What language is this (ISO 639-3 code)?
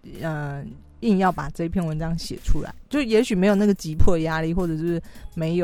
zho